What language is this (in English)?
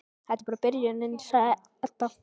Icelandic